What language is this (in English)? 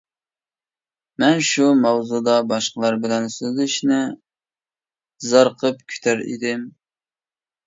Uyghur